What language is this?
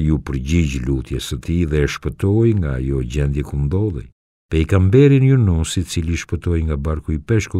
Romanian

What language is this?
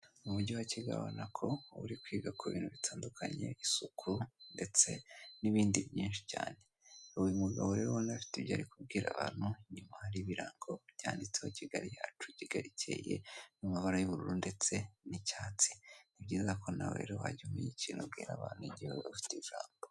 Kinyarwanda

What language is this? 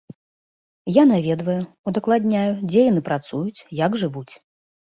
Belarusian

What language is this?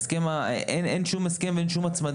Hebrew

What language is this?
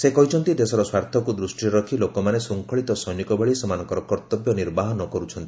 Odia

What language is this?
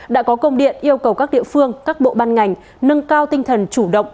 Vietnamese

